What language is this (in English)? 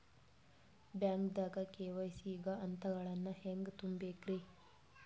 Kannada